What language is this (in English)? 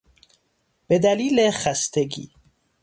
Persian